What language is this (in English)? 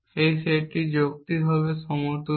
Bangla